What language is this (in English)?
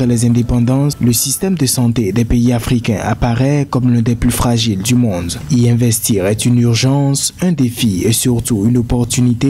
French